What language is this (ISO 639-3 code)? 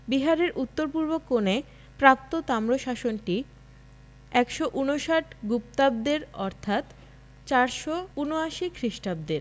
ben